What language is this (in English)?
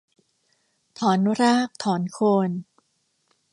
Thai